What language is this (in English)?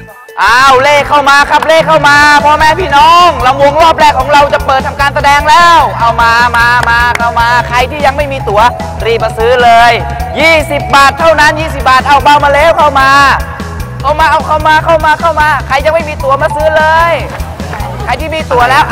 Thai